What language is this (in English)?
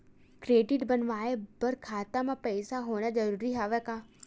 Chhattisgarhi